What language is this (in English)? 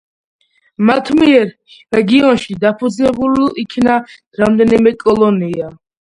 Georgian